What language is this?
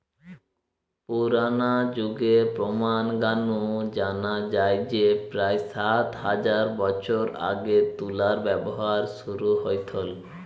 Bangla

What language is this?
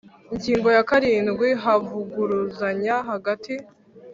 Kinyarwanda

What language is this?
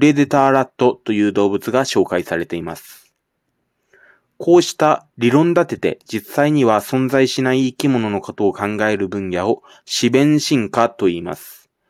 Japanese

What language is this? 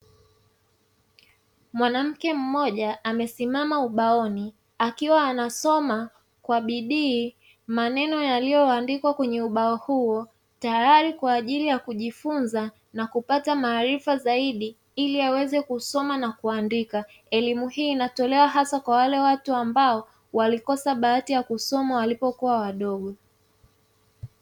Swahili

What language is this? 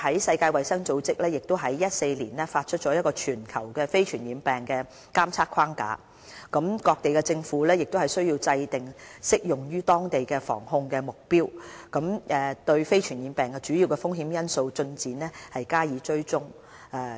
Cantonese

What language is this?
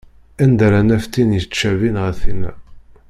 Kabyle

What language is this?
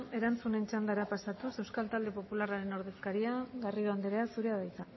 Basque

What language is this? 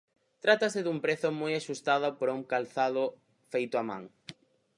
Galician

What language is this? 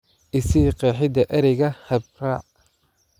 Somali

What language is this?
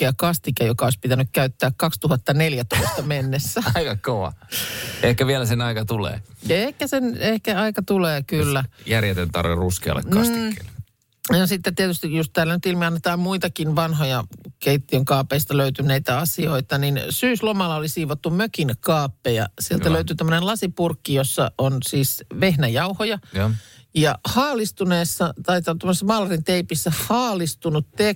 Finnish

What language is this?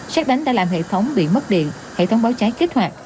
Vietnamese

